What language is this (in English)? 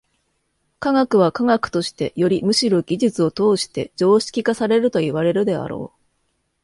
Japanese